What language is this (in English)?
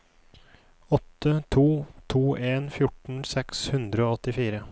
Norwegian